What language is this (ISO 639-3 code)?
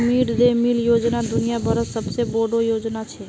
mag